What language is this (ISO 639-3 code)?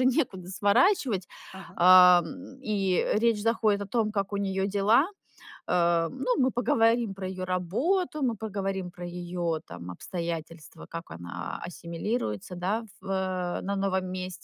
rus